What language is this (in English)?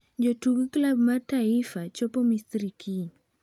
Luo (Kenya and Tanzania)